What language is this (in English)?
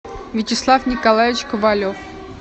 Russian